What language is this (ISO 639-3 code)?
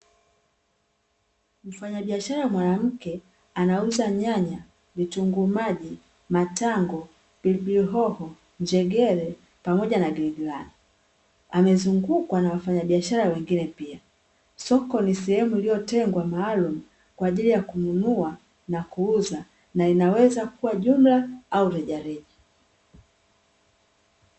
swa